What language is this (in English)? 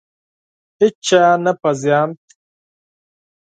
Pashto